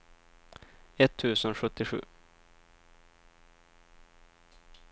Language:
Swedish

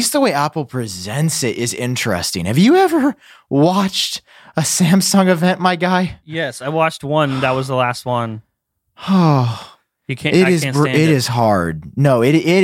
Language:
English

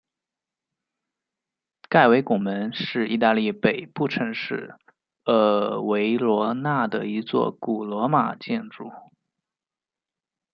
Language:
Chinese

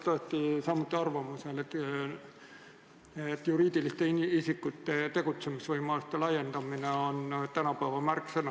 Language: Estonian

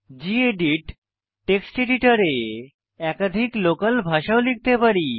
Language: Bangla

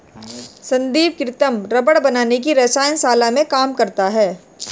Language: Hindi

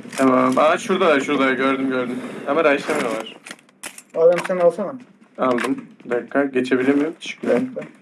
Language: Turkish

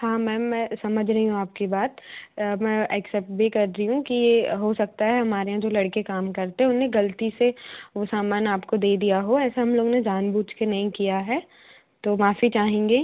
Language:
Hindi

